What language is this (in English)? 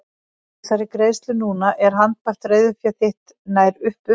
Icelandic